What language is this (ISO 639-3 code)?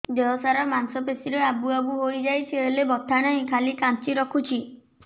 ori